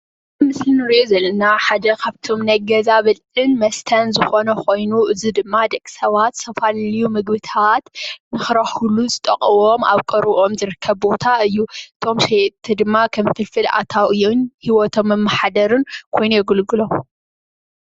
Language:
Tigrinya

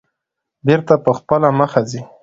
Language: Pashto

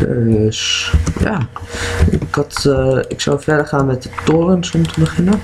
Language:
Dutch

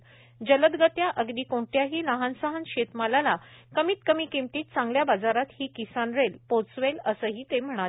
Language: Marathi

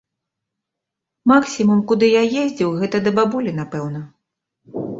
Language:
Belarusian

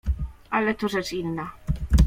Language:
Polish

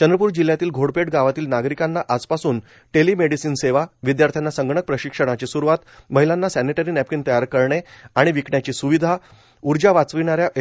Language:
Marathi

